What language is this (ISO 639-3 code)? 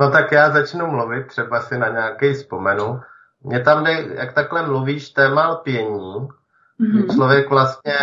ces